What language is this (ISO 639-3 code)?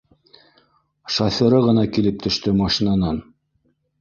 bak